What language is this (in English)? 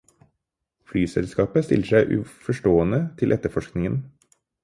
Norwegian Bokmål